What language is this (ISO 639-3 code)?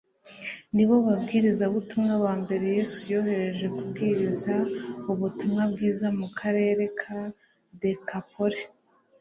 kin